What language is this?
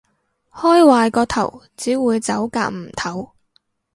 Cantonese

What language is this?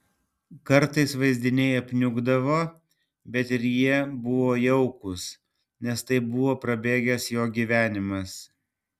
Lithuanian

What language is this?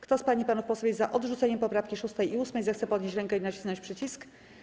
Polish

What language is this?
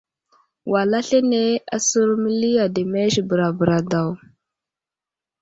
Wuzlam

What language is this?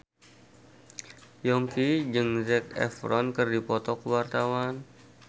Sundanese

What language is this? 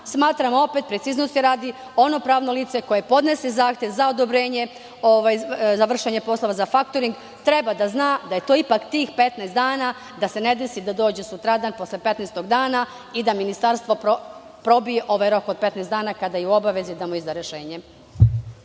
Serbian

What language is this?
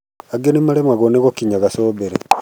Kikuyu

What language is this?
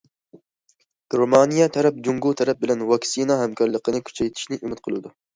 Uyghur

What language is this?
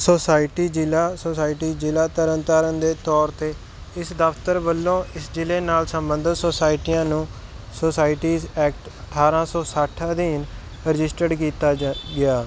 Punjabi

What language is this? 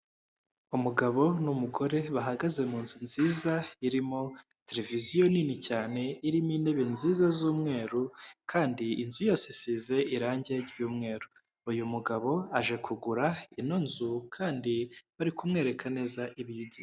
Kinyarwanda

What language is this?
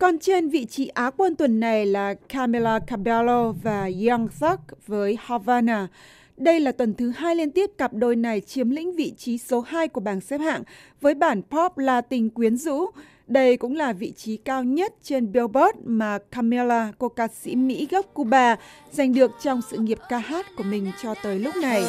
Vietnamese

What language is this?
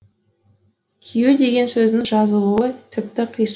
Kazakh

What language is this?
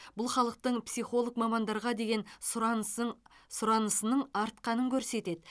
Kazakh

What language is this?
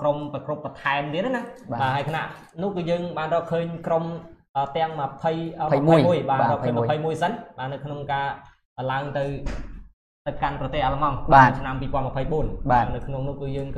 Vietnamese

